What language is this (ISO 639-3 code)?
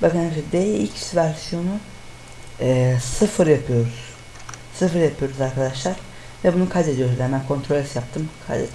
tur